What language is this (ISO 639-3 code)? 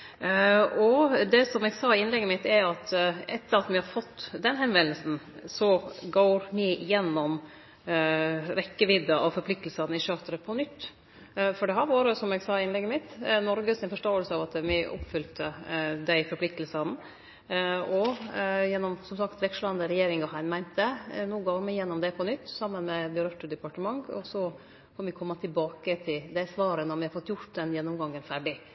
nno